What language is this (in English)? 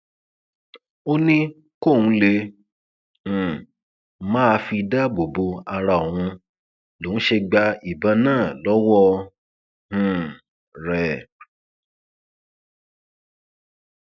Yoruba